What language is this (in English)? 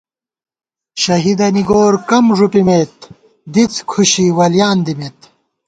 Gawar-Bati